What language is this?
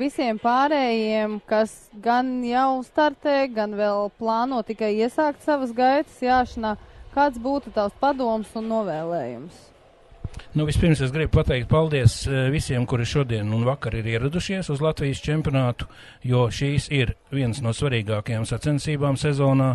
Latvian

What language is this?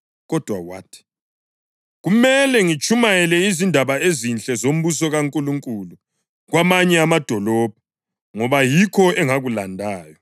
North Ndebele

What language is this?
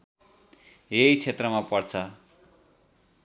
Nepali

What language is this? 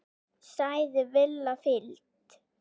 Icelandic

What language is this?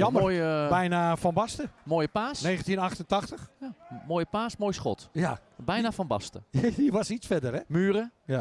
Dutch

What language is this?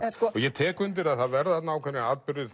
Icelandic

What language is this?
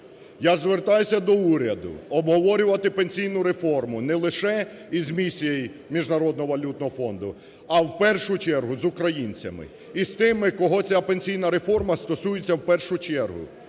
Ukrainian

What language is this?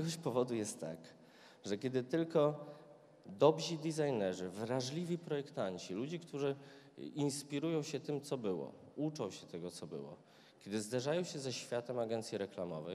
Polish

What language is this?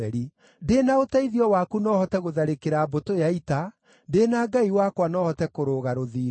Kikuyu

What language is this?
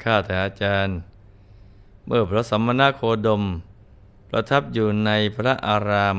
Thai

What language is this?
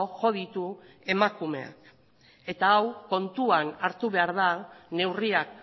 Basque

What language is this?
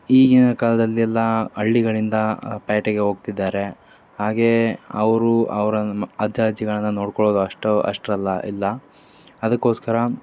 Kannada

